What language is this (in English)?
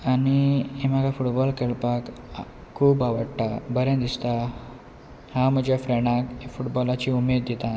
Konkani